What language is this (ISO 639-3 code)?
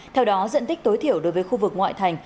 vie